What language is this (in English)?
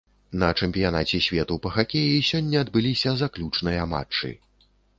Belarusian